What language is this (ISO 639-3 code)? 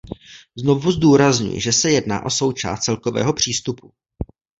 ces